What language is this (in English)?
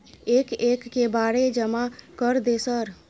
Maithili